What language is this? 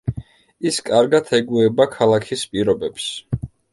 Georgian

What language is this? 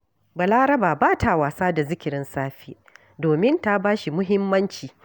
Hausa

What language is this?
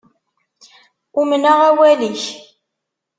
Kabyle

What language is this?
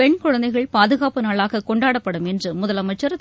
Tamil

